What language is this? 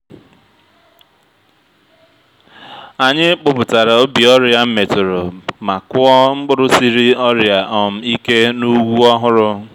Igbo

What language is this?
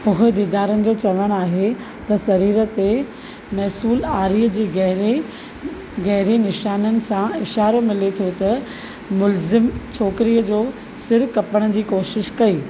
Sindhi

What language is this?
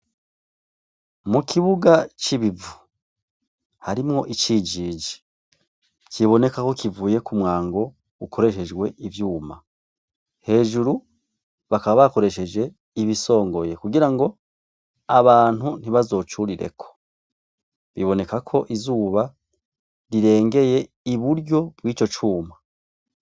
Rundi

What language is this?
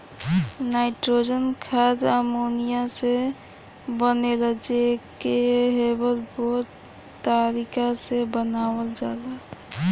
Bhojpuri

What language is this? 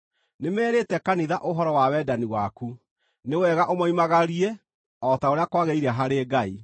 Kikuyu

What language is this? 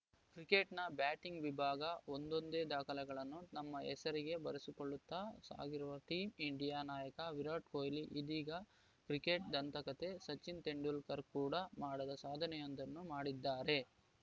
Kannada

